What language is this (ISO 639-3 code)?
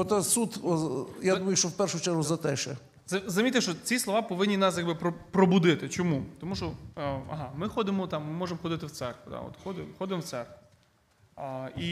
ukr